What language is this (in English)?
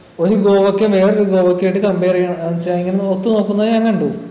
Malayalam